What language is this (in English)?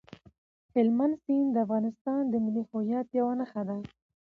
Pashto